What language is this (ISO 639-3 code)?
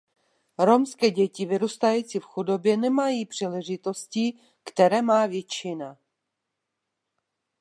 ces